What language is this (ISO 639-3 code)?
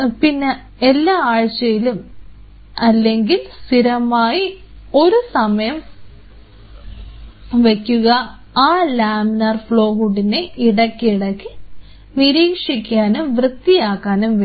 mal